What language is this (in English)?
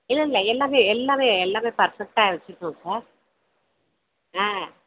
Tamil